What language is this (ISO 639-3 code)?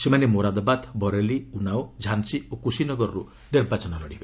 ori